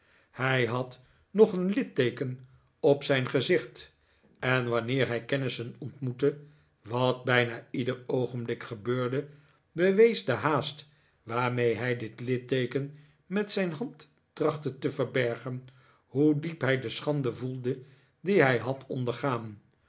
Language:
Dutch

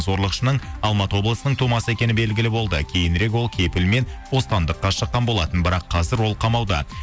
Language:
Kazakh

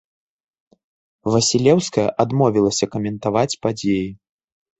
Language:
Belarusian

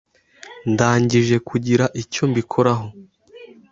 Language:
Kinyarwanda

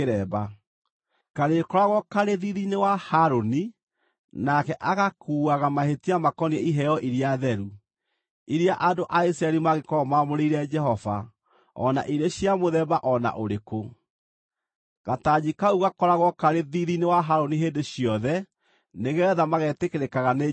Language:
Kikuyu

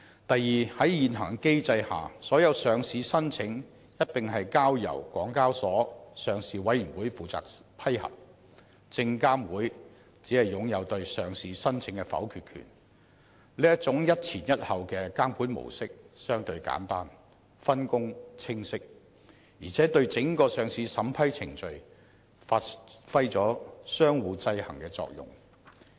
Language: Cantonese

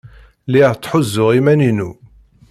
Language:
Kabyle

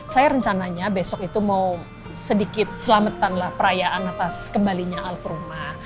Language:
Indonesian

